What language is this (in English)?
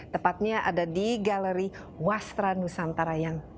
Indonesian